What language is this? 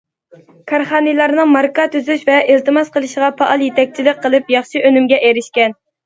Uyghur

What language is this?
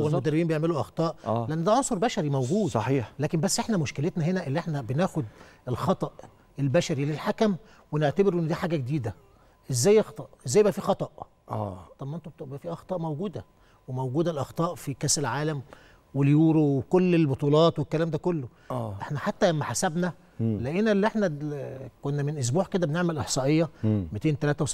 Arabic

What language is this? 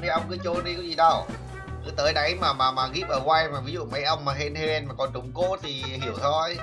Vietnamese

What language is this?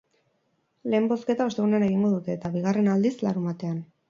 Basque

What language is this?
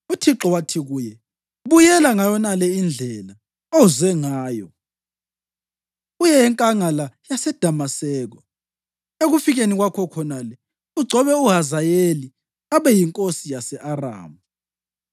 North Ndebele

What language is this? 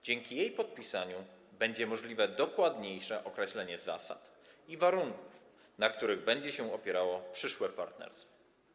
Polish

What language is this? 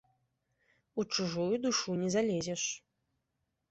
Belarusian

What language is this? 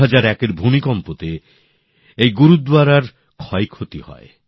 Bangla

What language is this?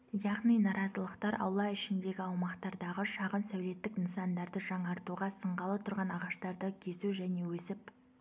Kazakh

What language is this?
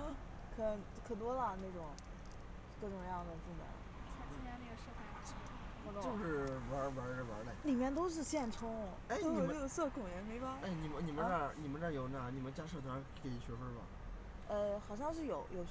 Chinese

